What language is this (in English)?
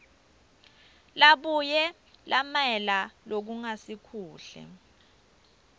Swati